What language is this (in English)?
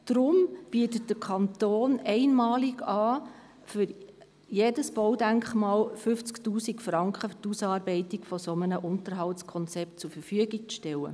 Swiss German